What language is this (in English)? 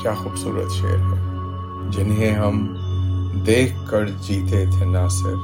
Urdu